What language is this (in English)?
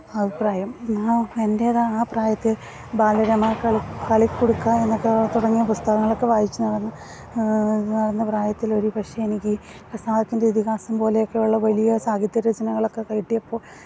Malayalam